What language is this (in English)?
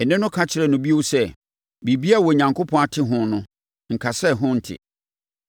Akan